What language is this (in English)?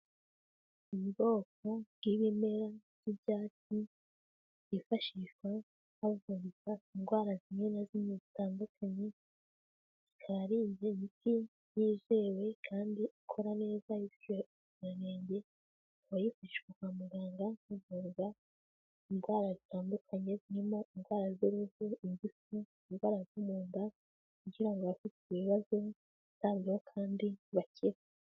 Kinyarwanda